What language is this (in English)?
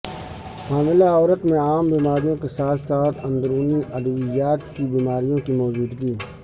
Urdu